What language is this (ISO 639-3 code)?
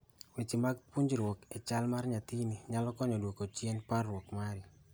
luo